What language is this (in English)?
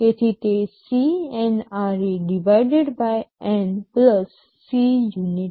Gujarati